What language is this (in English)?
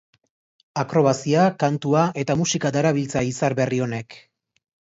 Basque